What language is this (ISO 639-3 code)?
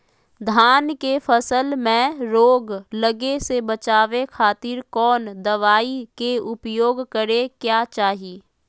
mag